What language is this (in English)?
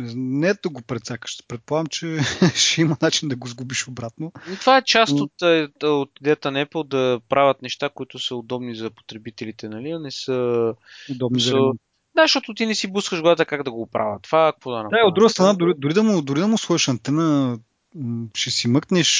Bulgarian